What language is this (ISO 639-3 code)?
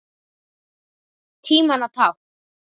isl